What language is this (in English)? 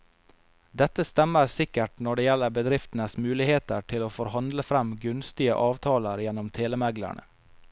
Norwegian